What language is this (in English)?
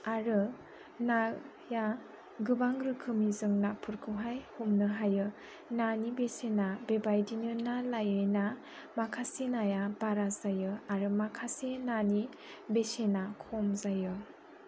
Bodo